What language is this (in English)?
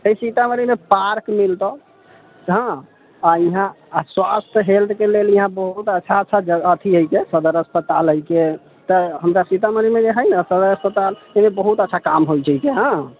Maithili